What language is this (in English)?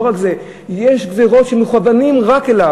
Hebrew